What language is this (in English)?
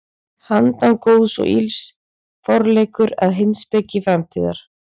Icelandic